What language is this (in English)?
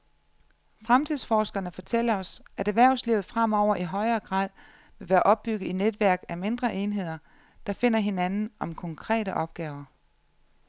Danish